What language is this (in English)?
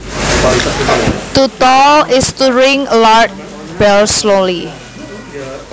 Javanese